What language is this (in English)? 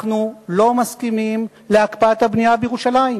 Hebrew